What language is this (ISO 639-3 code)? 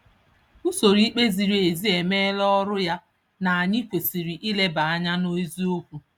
ibo